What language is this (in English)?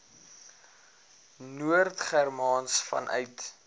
Afrikaans